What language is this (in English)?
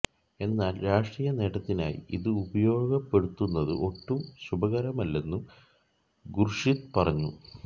Malayalam